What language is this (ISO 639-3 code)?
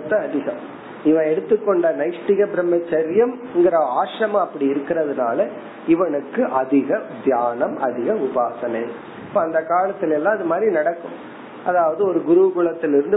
tam